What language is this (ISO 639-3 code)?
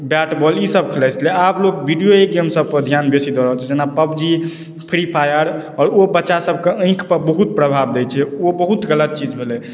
mai